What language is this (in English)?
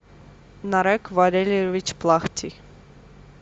Russian